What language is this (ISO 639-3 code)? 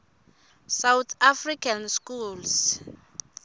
ssw